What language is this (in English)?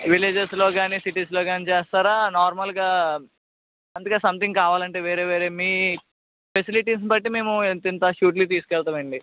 Telugu